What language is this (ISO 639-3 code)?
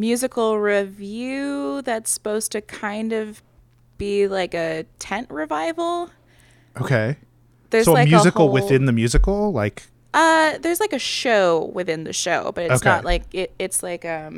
eng